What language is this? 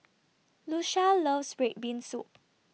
English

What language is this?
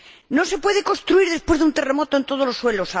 Spanish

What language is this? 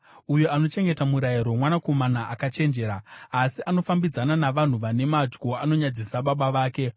Shona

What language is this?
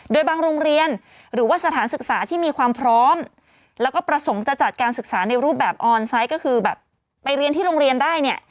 Thai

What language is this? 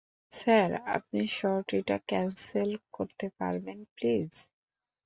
Bangla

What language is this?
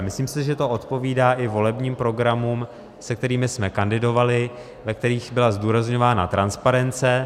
Czech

